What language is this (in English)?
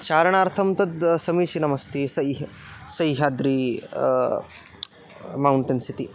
Sanskrit